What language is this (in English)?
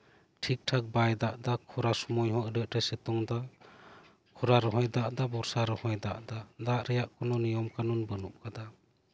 Santali